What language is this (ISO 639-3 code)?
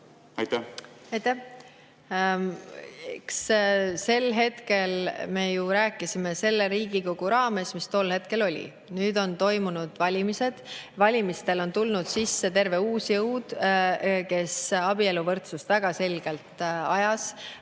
est